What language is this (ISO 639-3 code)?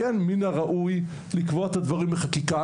heb